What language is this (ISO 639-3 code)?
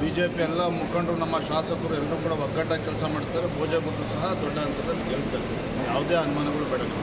kan